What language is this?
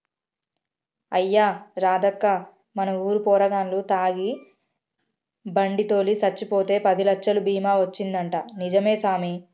Telugu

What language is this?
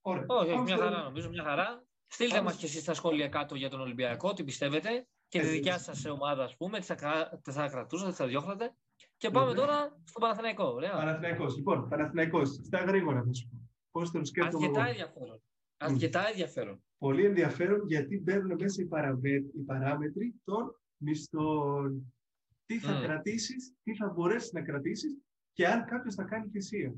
Greek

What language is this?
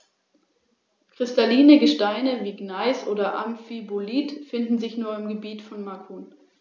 German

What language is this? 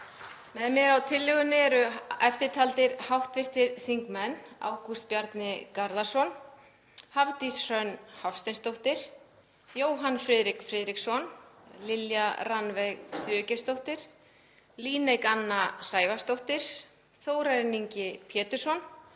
Icelandic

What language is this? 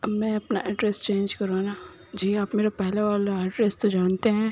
Urdu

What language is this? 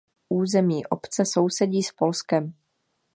Czech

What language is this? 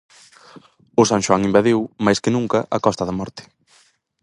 Galician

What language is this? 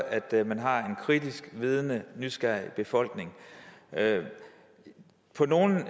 Danish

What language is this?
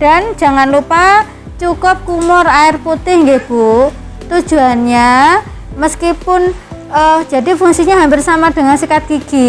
Indonesian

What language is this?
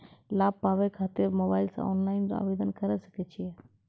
Maithili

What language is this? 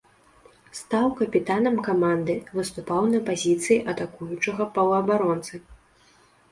Belarusian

